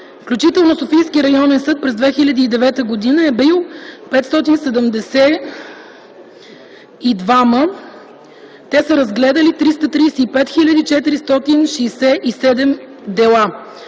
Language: Bulgarian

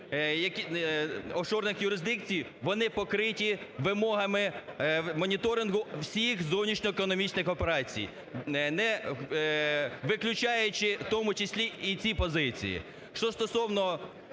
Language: Ukrainian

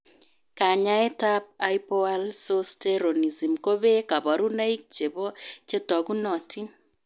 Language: Kalenjin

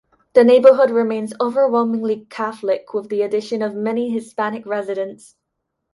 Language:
English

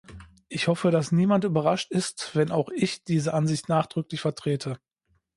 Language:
German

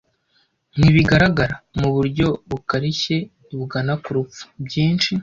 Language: Kinyarwanda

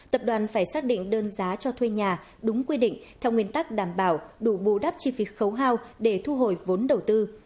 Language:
Vietnamese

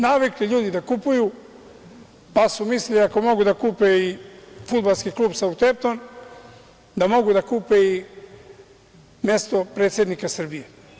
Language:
Serbian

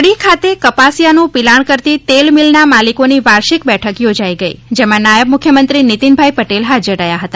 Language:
Gujarati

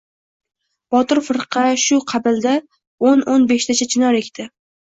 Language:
Uzbek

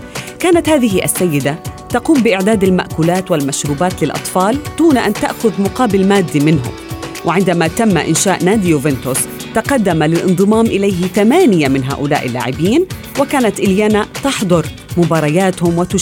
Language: Arabic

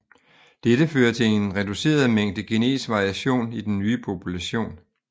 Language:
Danish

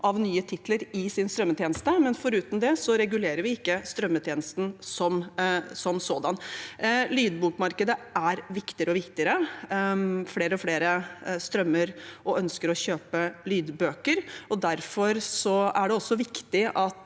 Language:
Norwegian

